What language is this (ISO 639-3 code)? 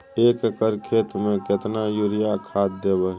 mai